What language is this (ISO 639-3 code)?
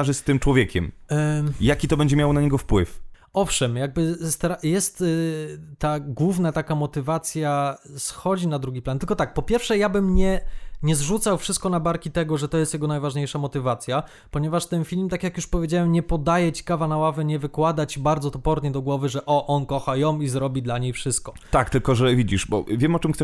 pol